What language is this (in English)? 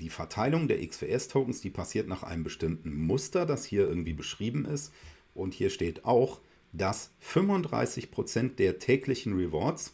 German